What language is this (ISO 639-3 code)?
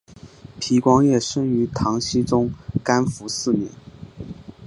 zho